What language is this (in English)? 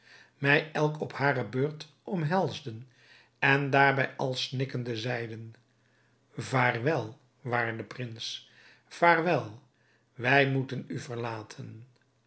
Dutch